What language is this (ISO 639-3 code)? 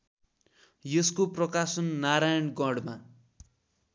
nep